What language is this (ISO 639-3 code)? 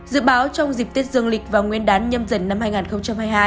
vie